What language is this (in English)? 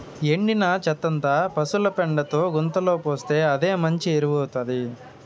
Telugu